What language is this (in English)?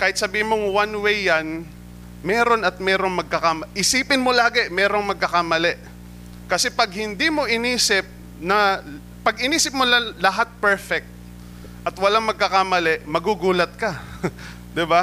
Filipino